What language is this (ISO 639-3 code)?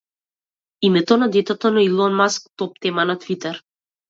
mkd